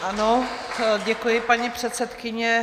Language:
Czech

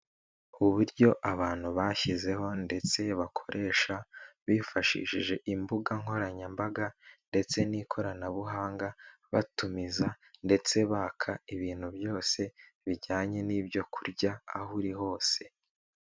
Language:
Kinyarwanda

